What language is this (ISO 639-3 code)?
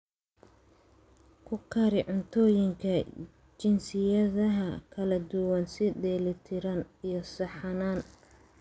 som